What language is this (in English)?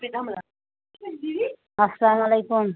Kashmiri